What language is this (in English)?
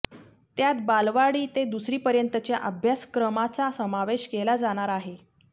Marathi